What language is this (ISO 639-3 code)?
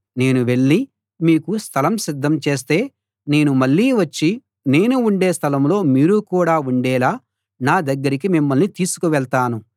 tel